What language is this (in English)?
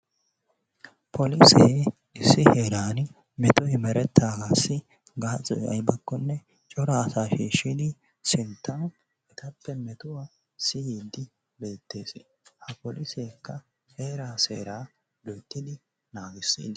Wolaytta